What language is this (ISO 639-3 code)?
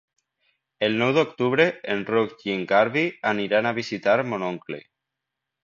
cat